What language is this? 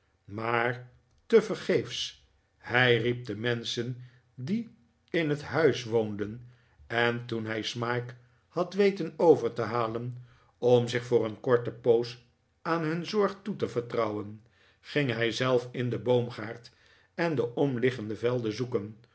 Dutch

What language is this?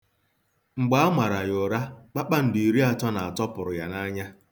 Igbo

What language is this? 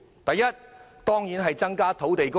Cantonese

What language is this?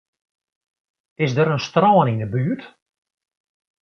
Western Frisian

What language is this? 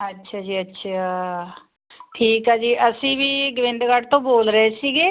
Punjabi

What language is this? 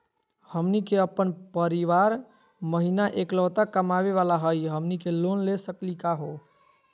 Magahi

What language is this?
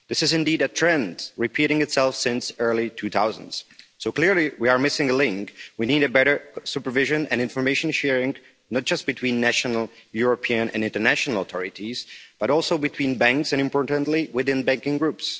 English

